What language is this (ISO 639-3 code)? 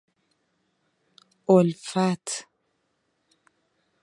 fas